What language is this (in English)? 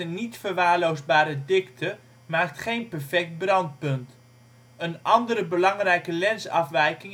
Dutch